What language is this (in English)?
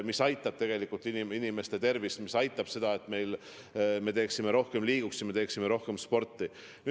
Estonian